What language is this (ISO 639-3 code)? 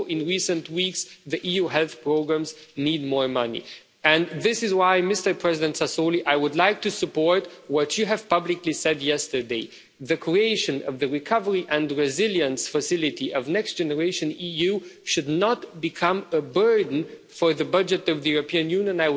eng